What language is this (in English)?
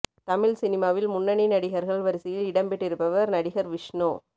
Tamil